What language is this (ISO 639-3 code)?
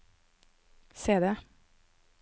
nor